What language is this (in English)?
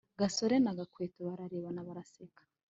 Kinyarwanda